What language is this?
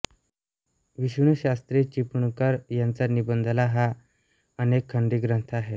Marathi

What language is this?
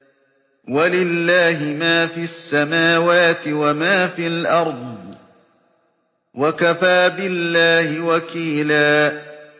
Arabic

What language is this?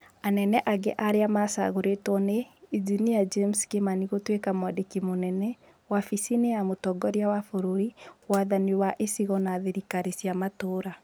Kikuyu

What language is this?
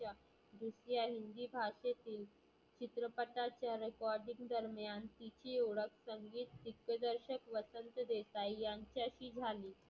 Marathi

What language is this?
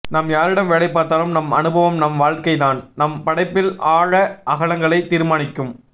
Tamil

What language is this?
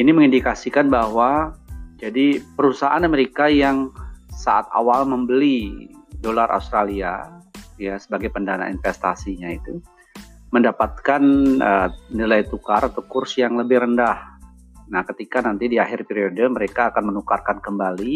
Indonesian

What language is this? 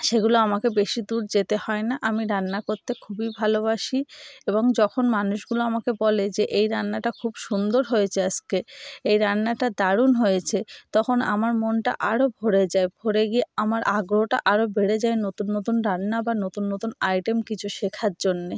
Bangla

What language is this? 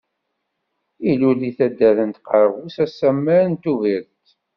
Kabyle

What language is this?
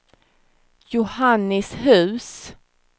Swedish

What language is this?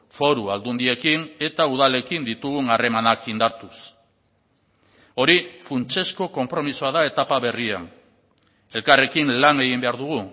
Basque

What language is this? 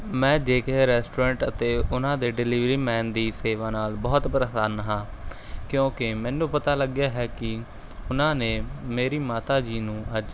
Punjabi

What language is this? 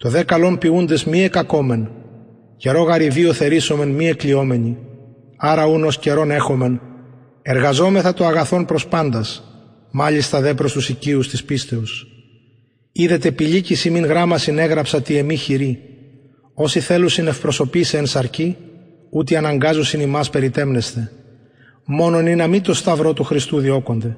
Greek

